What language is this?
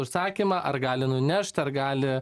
Lithuanian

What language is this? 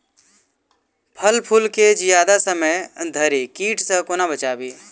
Maithili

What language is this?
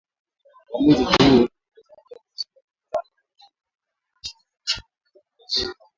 Swahili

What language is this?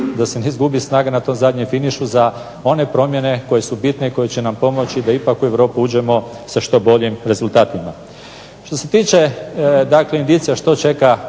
Croatian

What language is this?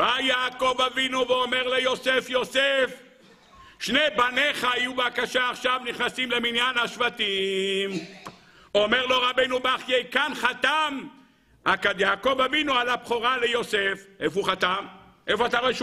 Hebrew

